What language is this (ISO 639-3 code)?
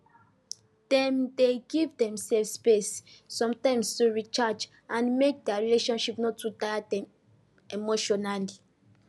pcm